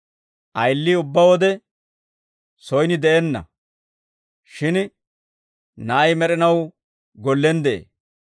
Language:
Dawro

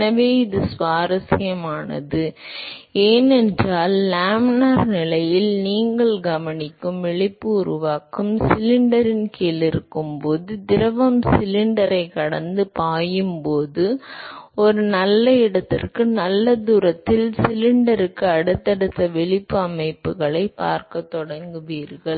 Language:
Tamil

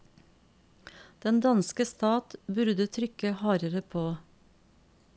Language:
Norwegian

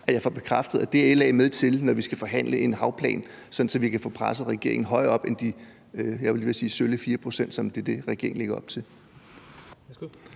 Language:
Danish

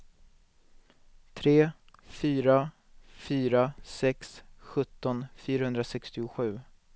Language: Swedish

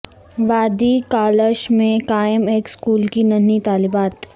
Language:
Urdu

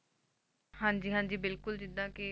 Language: Punjabi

